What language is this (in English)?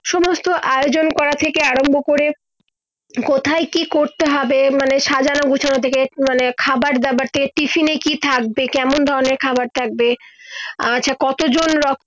Bangla